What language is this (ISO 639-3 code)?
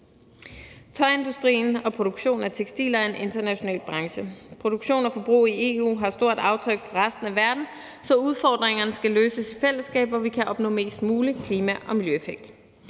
dan